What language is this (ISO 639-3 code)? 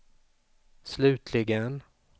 swe